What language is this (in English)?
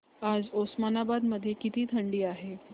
Marathi